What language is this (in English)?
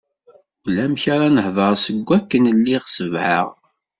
Kabyle